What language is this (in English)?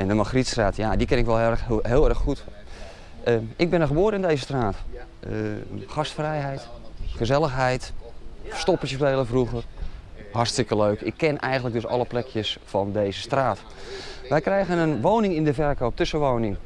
Dutch